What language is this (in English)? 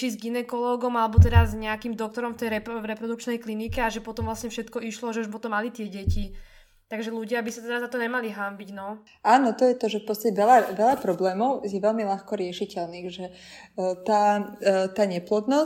Slovak